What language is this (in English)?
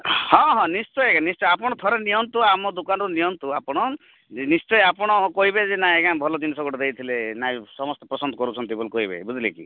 Odia